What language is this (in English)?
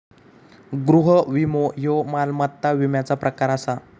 Marathi